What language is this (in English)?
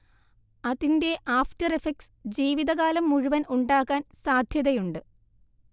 Malayalam